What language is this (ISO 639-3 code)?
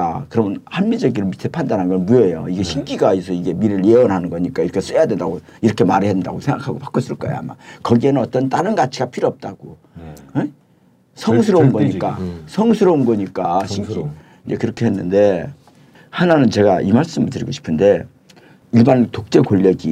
kor